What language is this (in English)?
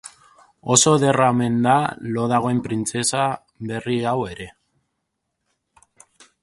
Basque